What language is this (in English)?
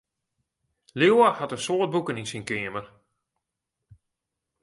Western Frisian